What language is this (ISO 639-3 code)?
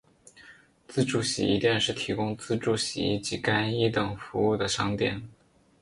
zho